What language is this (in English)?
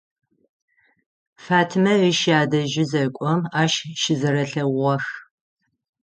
Adyghe